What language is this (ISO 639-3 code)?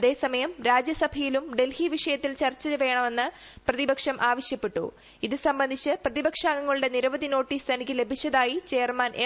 mal